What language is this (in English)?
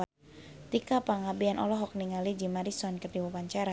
Sundanese